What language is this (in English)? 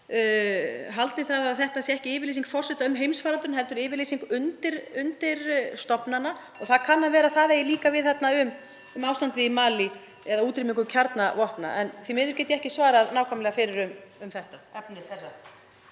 Icelandic